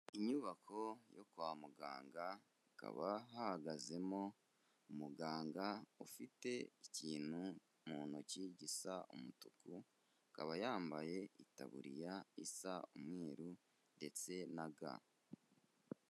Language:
Kinyarwanda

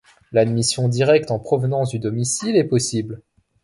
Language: French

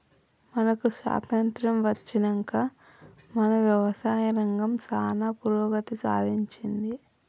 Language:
Telugu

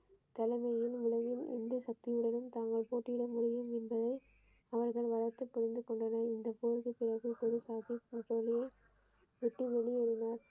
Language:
Tamil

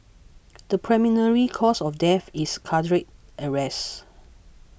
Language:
English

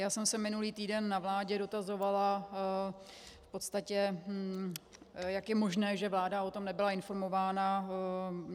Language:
Czech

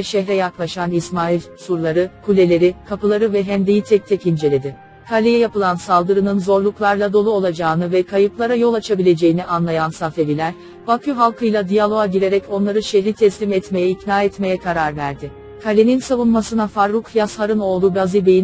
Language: Turkish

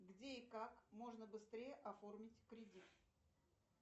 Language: Russian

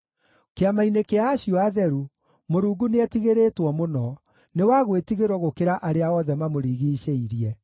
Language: Kikuyu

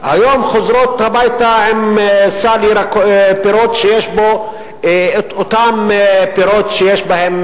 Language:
Hebrew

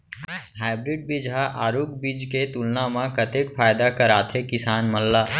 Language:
Chhattisgarhi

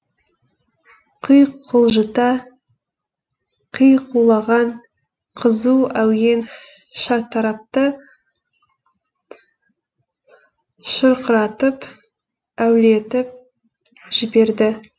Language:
Kazakh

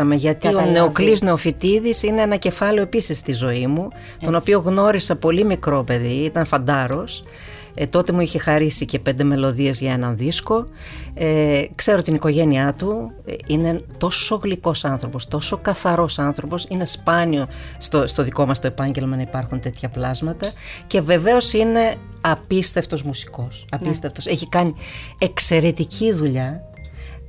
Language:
Greek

